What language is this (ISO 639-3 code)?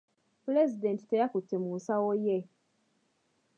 lug